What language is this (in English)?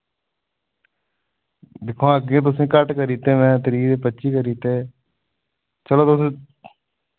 Dogri